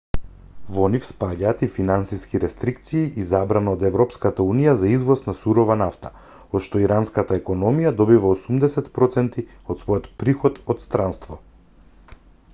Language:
Macedonian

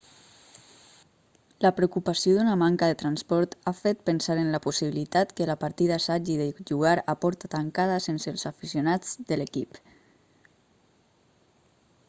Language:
Catalan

